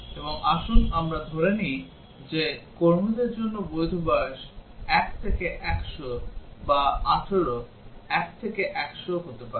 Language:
Bangla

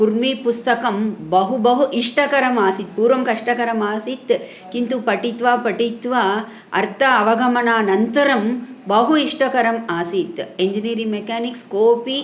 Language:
Sanskrit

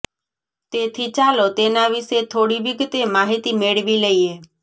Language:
Gujarati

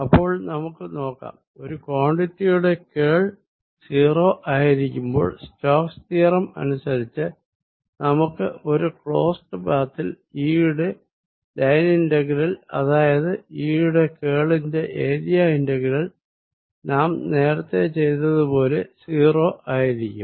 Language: Malayalam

